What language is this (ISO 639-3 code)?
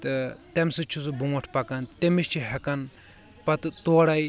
kas